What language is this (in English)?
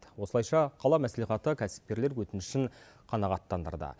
Kazakh